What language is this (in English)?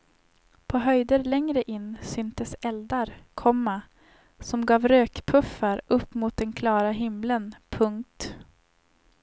Swedish